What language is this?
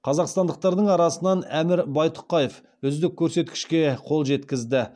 Kazakh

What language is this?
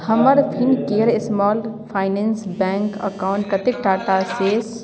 Maithili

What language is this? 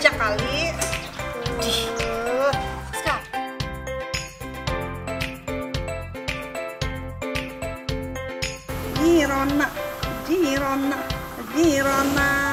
Indonesian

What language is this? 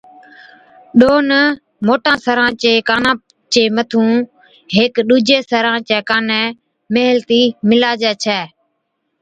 Od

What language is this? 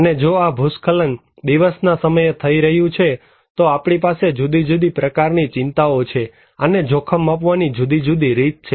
Gujarati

